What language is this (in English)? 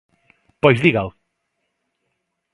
Galician